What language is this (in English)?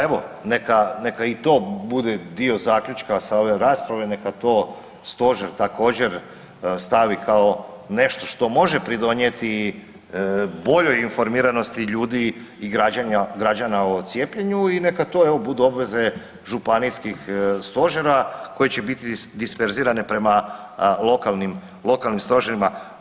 Croatian